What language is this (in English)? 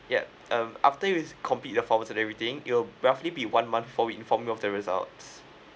English